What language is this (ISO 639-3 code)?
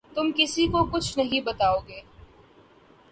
urd